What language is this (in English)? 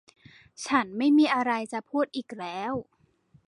Thai